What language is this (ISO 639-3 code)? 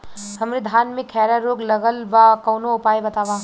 bho